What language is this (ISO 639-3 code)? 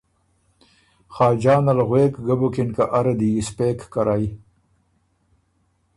oru